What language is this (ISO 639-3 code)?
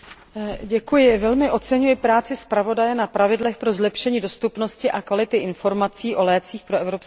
ces